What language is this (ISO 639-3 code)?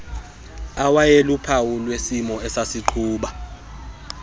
xho